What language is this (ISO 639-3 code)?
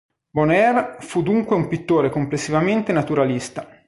ita